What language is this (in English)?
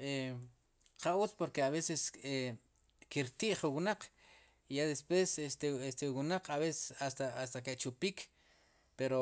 Sipacapense